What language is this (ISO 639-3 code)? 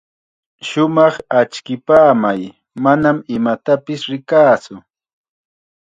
qxa